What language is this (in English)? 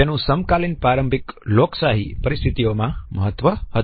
Gujarati